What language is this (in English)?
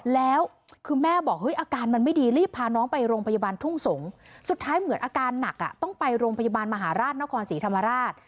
Thai